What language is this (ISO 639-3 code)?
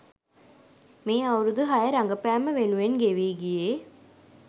sin